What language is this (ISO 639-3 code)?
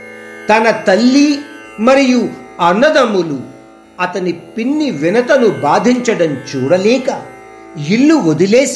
hin